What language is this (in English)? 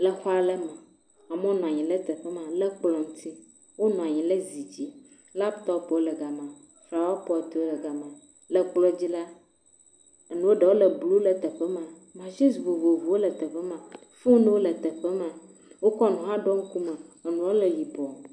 Ewe